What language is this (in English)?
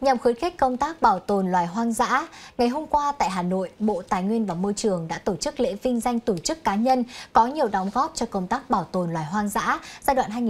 Vietnamese